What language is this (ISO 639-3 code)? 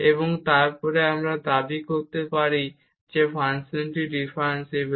ben